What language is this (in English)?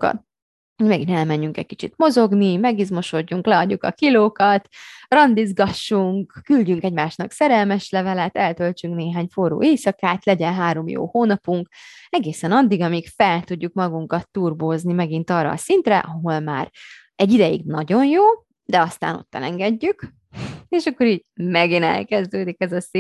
Hungarian